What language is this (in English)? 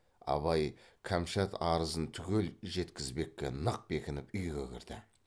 Kazakh